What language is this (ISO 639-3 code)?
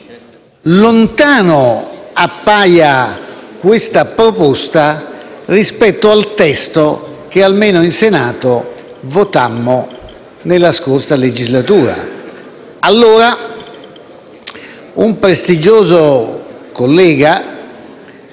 ita